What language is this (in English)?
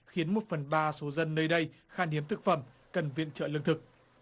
Vietnamese